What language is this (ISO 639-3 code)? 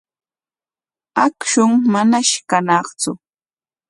qwa